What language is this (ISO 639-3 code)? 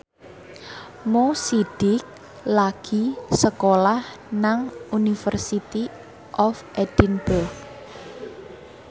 jav